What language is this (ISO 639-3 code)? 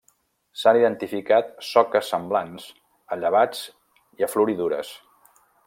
cat